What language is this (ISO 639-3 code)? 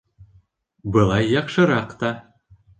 bak